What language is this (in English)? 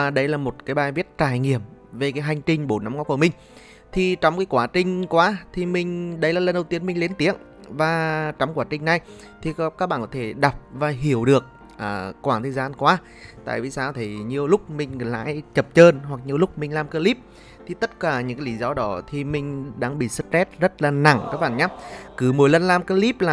Vietnamese